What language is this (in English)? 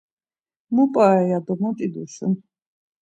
Laz